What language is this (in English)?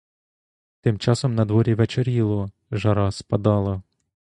Ukrainian